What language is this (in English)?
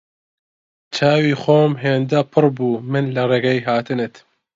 Central Kurdish